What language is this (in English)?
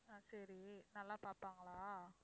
Tamil